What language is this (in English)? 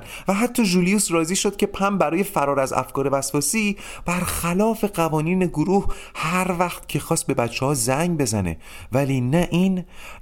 Persian